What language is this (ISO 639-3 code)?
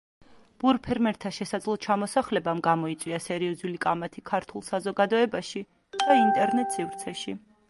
kat